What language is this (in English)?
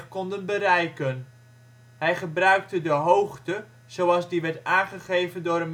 Dutch